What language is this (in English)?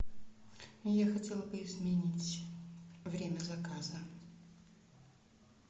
Russian